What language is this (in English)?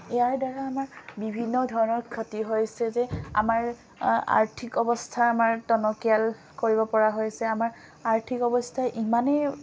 Assamese